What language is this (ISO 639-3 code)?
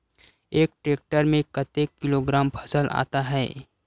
hne